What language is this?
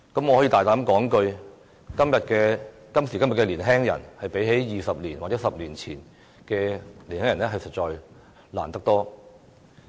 Cantonese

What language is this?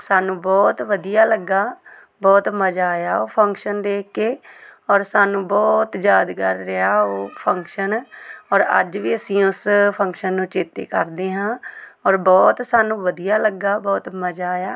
Punjabi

